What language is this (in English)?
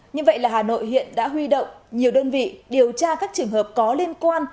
Vietnamese